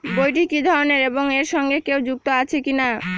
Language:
Bangla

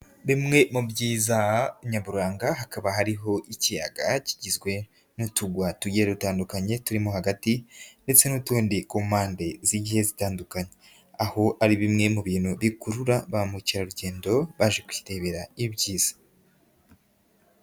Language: Kinyarwanda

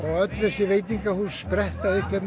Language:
Icelandic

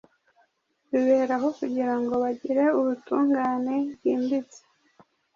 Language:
Kinyarwanda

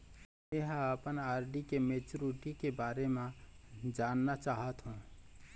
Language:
Chhattisgarhi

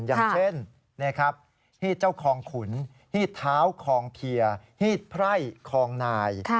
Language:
Thai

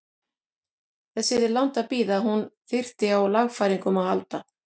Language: Icelandic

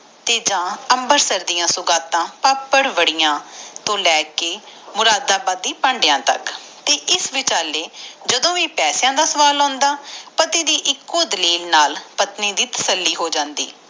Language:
Punjabi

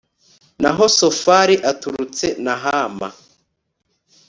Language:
Kinyarwanda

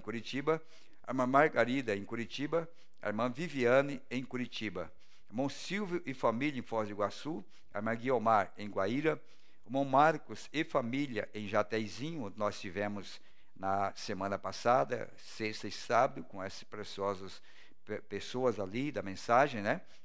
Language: Portuguese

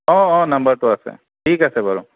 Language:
Assamese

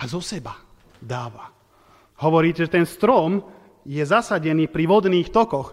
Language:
Slovak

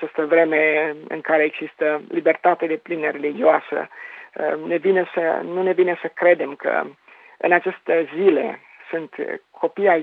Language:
Romanian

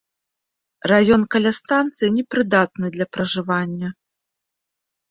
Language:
Belarusian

